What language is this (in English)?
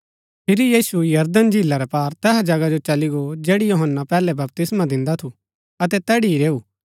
Gaddi